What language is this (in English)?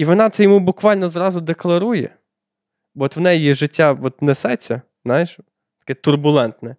Ukrainian